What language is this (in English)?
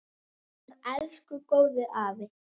Icelandic